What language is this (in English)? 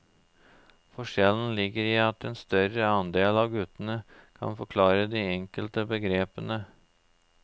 Norwegian